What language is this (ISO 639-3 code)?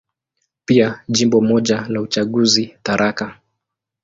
swa